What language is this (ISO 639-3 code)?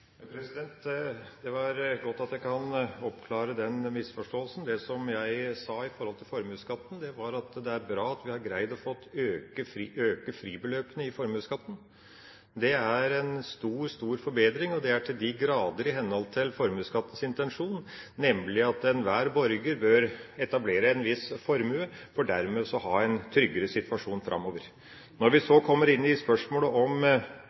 nob